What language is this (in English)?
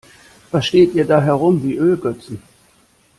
German